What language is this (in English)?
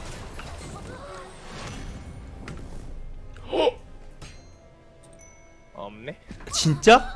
Korean